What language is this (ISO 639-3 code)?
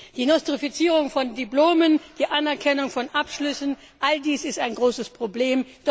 deu